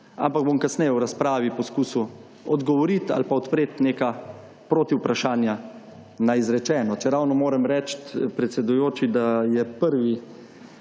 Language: Slovenian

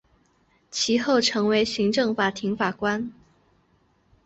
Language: Chinese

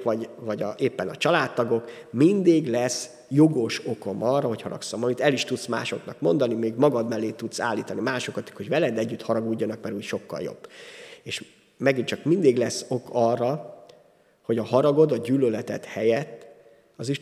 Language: Hungarian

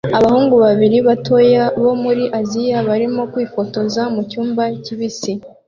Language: Kinyarwanda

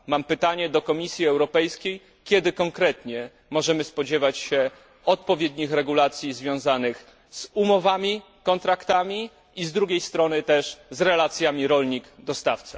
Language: Polish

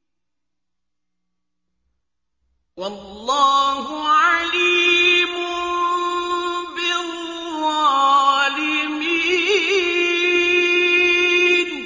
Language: Arabic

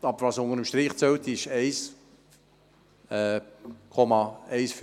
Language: Swiss German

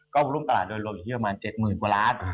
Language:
Thai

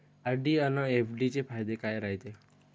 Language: Marathi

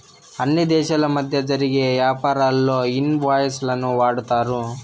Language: Telugu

